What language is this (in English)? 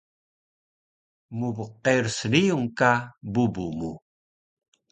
Taroko